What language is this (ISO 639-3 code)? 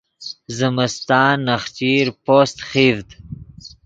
ydg